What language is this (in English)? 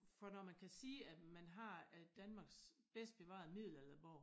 Danish